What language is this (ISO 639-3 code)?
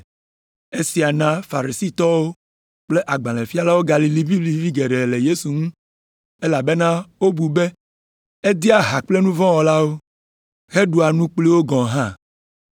ewe